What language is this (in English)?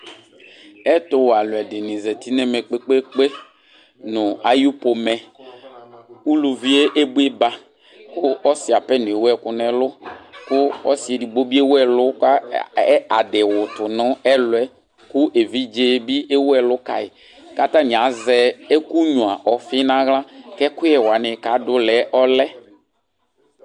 Ikposo